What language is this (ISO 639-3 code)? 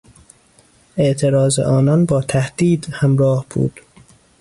fas